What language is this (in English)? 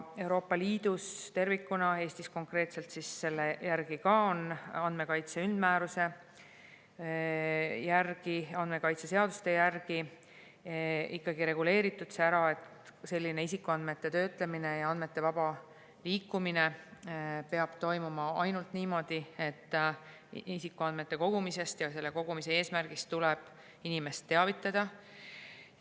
Estonian